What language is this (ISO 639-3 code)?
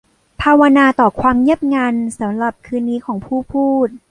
tha